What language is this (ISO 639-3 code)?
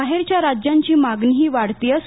mar